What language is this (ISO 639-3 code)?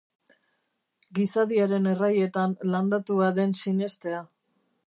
eus